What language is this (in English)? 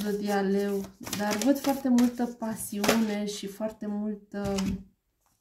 Romanian